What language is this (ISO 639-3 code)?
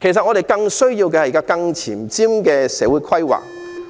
yue